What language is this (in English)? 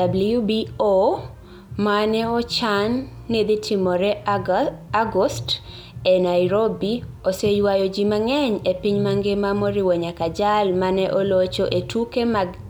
Luo (Kenya and Tanzania)